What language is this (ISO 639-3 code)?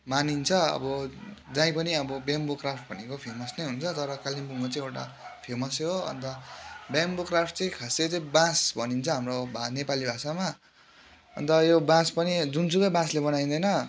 nep